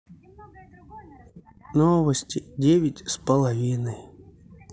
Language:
Russian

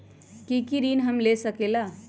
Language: Magahi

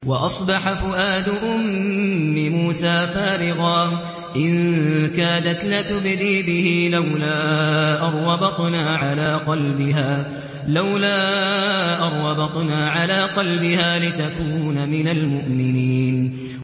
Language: Arabic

